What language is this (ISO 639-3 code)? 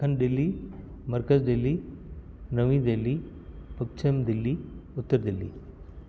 snd